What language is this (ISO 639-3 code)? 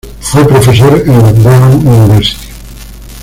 spa